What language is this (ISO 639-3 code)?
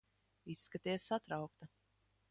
lav